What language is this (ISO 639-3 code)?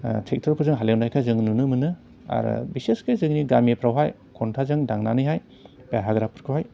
brx